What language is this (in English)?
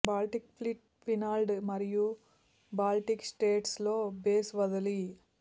Telugu